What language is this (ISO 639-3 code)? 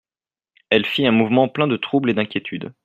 fra